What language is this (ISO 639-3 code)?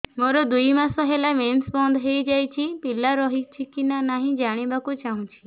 ori